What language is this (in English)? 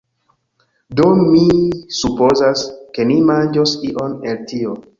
Esperanto